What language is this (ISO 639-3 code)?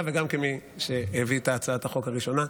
heb